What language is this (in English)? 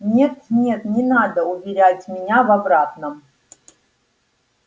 Russian